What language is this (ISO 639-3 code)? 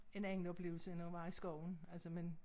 dan